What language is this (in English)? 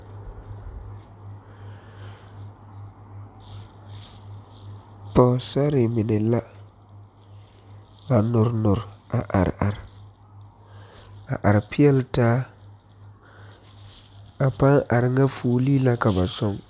Southern Dagaare